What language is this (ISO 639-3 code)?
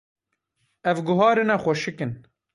kur